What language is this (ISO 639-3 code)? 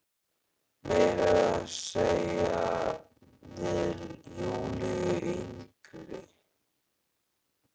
isl